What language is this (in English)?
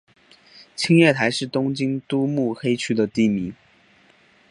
Chinese